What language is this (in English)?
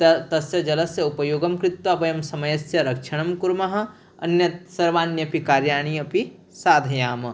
Sanskrit